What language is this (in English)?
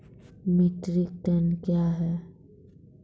Maithili